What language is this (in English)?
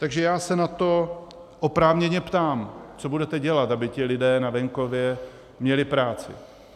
Czech